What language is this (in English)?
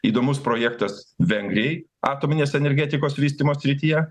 Lithuanian